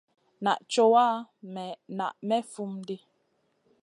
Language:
Masana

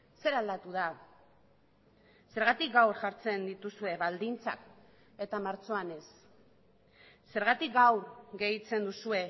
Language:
Basque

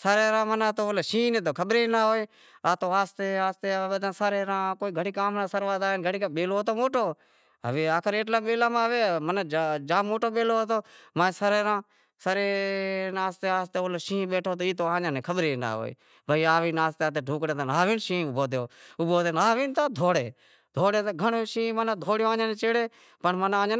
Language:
Wadiyara Koli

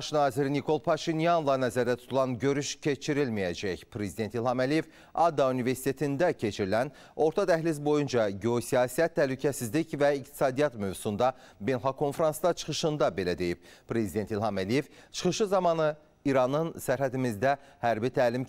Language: Turkish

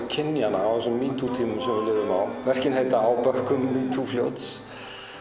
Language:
Icelandic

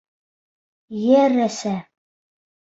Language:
Bashkir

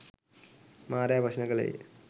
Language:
Sinhala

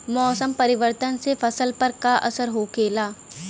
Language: Bhojpuri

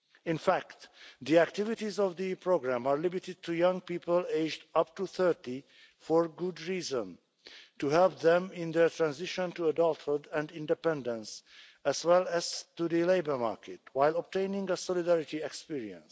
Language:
English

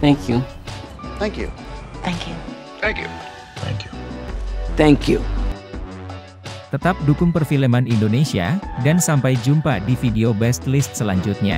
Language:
Indonesian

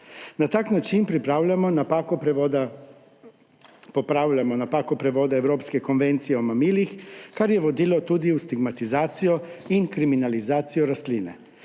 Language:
Slovenian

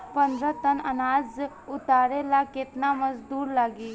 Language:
Bhojpuri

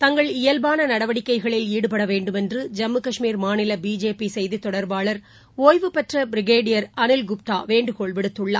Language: Tamil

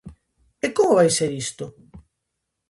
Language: Galician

